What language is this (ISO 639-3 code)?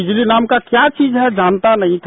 hin